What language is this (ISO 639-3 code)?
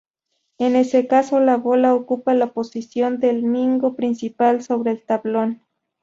spa